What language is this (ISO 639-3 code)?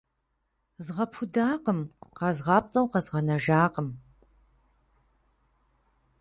kbd